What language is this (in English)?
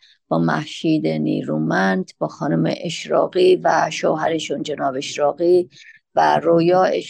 Persian